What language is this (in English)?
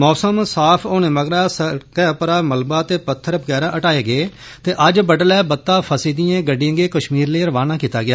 Dogri